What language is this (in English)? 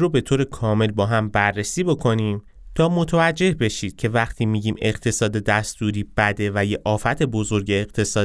Persian